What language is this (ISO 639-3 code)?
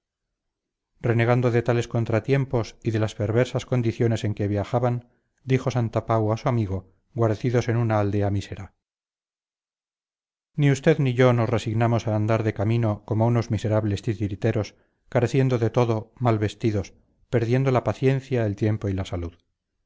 spa